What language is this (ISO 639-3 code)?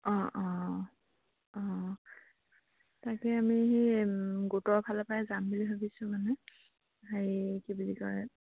asm